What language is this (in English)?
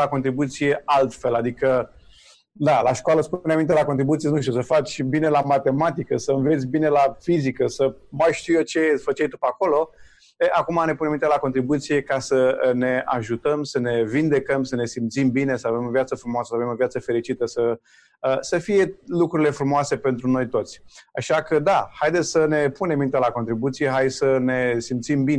Romanian